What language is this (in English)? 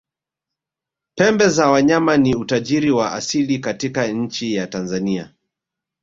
Swahili